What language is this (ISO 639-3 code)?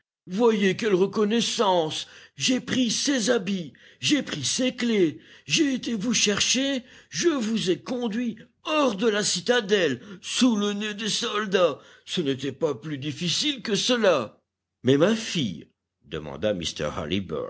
fra